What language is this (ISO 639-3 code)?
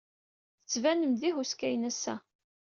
kab